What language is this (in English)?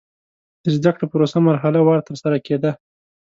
Pashto